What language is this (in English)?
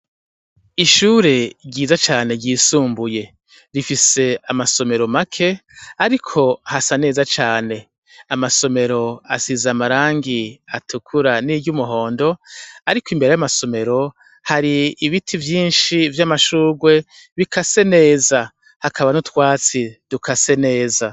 Rundi